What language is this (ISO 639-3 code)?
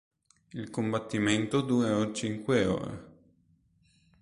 ita